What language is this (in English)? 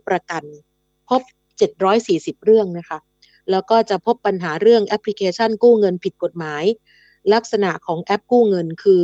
Thai